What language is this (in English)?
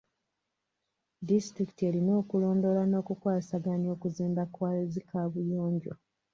Ganda